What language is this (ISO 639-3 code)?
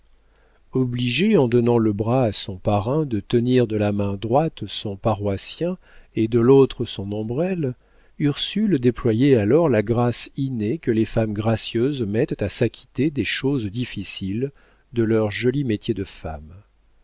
fra